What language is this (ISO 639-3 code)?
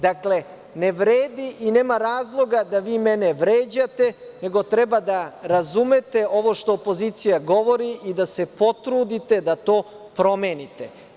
srp